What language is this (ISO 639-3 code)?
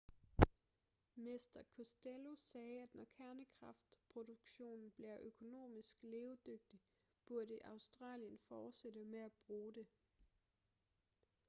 dan